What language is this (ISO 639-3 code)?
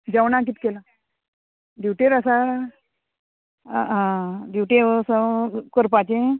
kok